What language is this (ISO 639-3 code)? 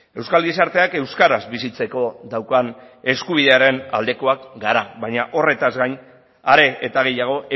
eus